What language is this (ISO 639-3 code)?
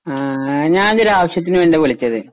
mal